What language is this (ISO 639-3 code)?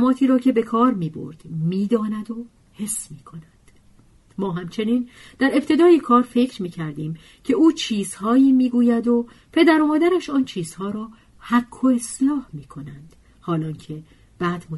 fas